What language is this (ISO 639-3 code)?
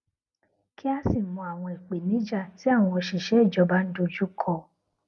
yor